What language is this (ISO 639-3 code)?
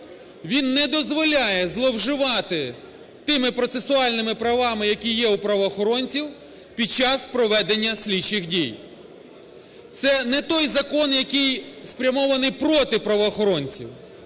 ukr